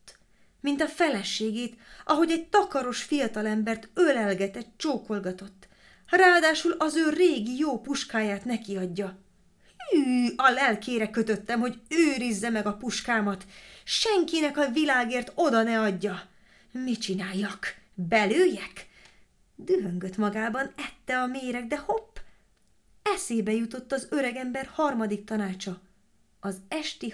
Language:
Hungarian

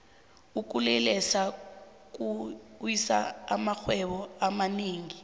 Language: South Ndebele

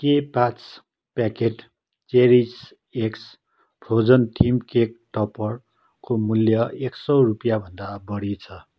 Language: Nepali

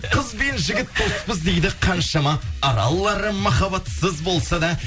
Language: Kazakh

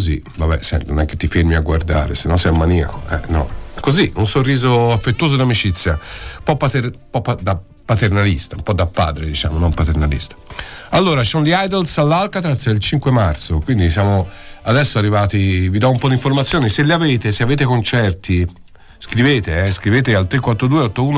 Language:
Italian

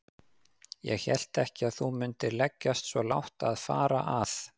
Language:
Icelandic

